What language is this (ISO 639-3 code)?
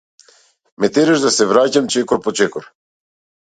mkd